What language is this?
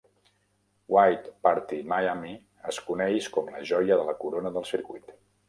Catalan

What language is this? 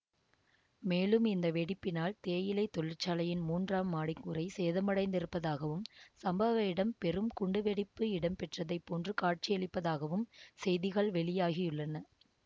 Tamil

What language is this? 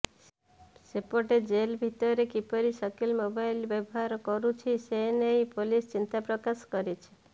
Odia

